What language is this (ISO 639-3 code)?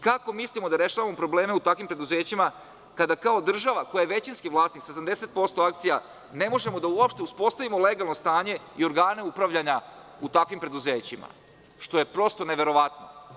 srp